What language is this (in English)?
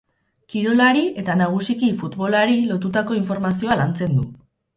Basque